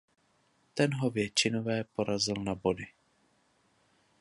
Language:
Czech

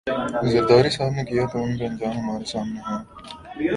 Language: Urdu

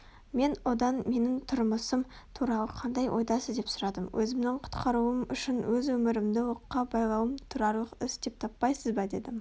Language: Kazakh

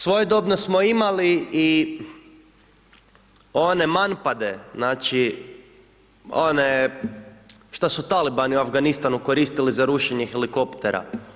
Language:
Croatian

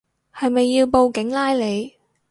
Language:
Cantonese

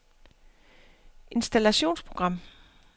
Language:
Danish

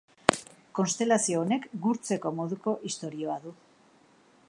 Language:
Basque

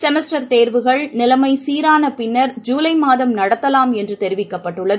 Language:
Tamil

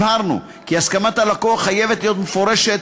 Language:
Hebrew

